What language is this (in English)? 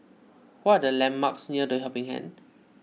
English